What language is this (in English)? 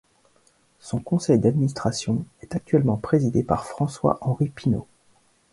French